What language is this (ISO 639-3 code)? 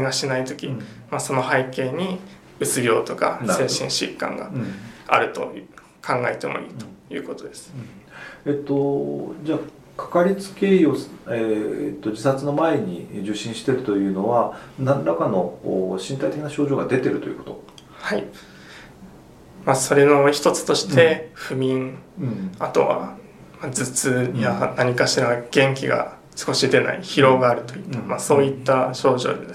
jpn